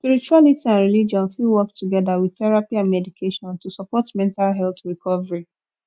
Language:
Nigerian Pidgin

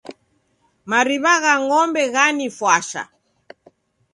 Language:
Taita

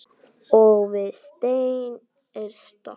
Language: Icelandic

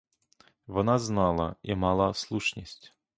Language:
Ukrainian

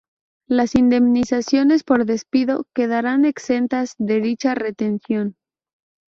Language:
Spanish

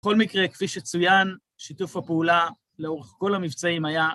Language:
Hebrew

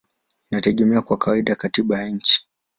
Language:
Swahili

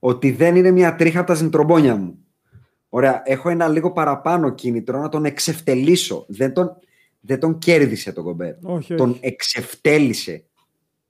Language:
Greek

